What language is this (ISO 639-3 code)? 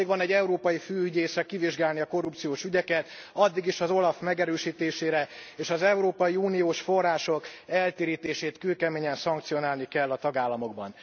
hun